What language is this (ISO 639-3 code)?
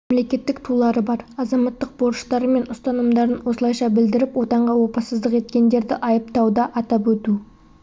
kaz